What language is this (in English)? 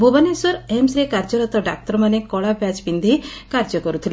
Odia